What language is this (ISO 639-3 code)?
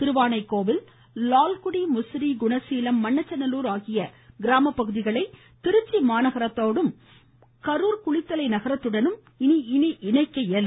tam